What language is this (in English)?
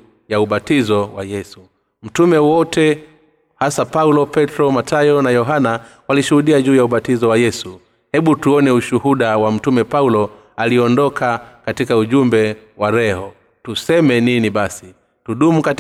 Swahili